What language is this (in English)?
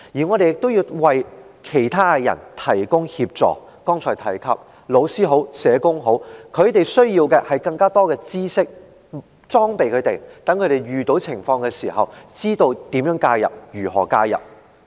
Cantonese